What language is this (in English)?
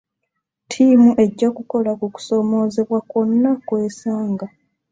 Ganda